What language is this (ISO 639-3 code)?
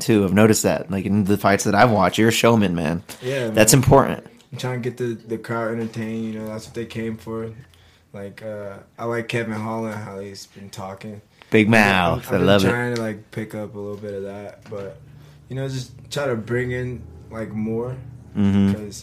eng